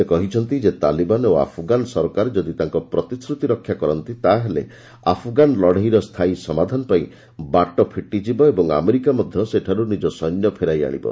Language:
Odia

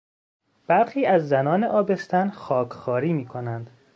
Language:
Persian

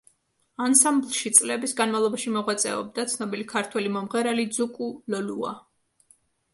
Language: Georgian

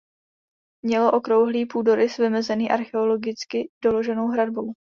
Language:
Czech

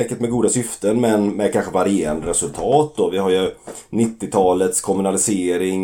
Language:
Swedish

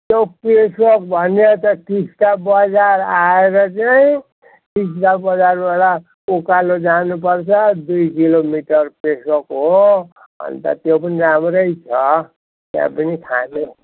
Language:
Nepali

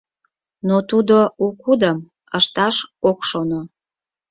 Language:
Mari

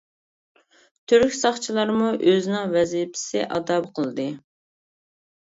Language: Uyghur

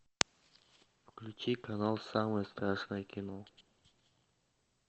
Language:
Russian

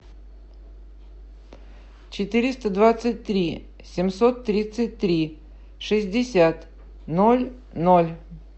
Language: Russian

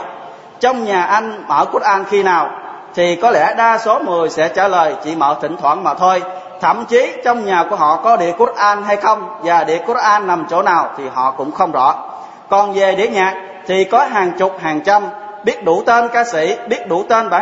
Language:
Vietnamese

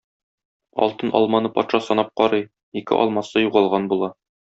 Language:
Tatar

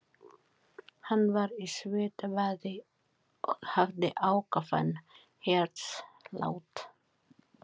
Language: Icelandic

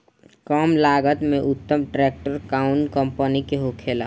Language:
Bhojpuri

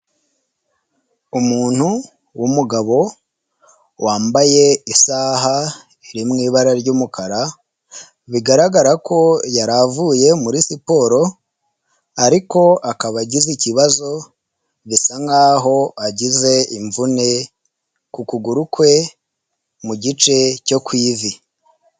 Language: Kinyarwanda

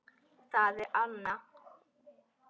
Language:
Icelandic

